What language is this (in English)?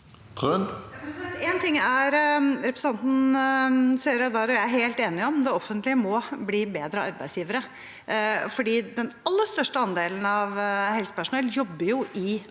Norwegian